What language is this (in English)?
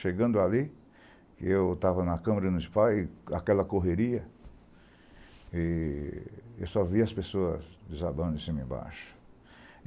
Portuguese